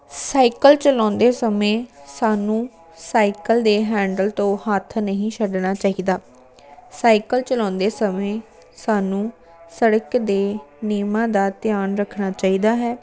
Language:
Punjabi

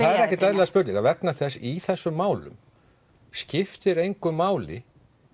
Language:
Icelandic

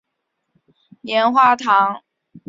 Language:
Chinese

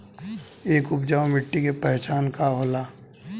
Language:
Bhojpuri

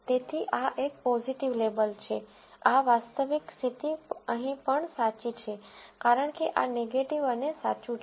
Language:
Gujarati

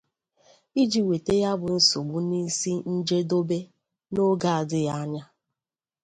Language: Igbo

